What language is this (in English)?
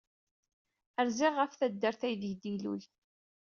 Kabyle